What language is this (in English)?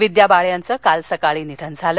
Marathi